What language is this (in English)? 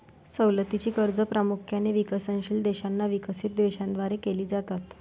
Marathi